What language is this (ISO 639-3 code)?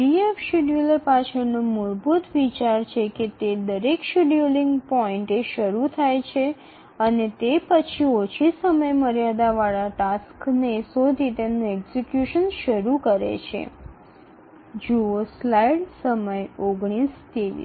ben